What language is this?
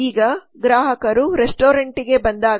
Kannada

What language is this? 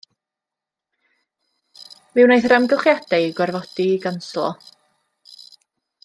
Welsh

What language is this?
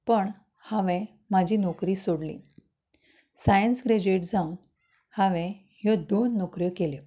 Konkani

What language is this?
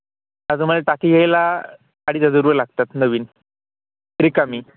Marathi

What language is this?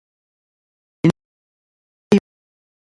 Ayacucho Quechua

